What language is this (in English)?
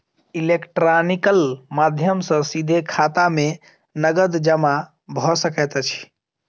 Maithili